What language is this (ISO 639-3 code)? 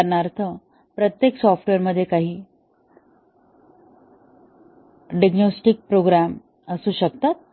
mar